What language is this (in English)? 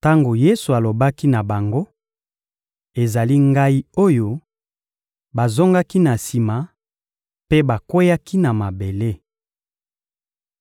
Lingala